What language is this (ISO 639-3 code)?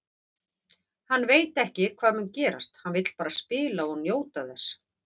isl